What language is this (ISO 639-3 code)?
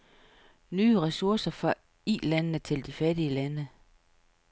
dan